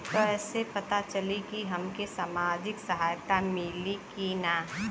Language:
Bhojpuri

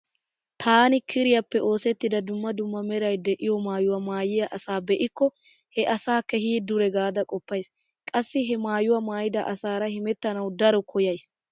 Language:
Wolaytta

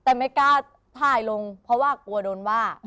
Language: Thai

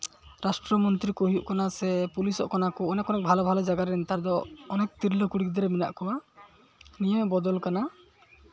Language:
Santali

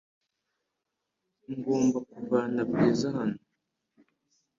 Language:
Kinyarwanda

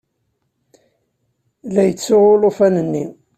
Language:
Kabyle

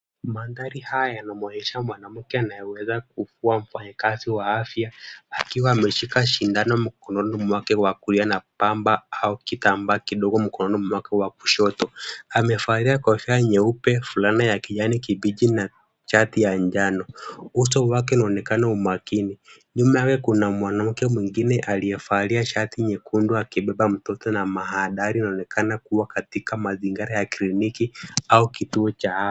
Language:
Swahili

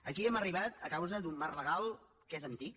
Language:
Catalan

